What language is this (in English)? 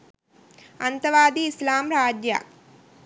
Sinhala